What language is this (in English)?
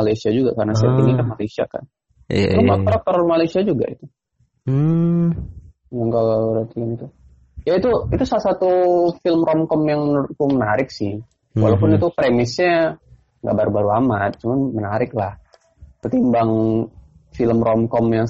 Indonesian